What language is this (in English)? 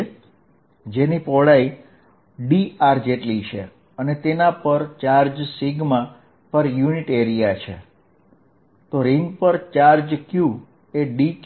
Gujarati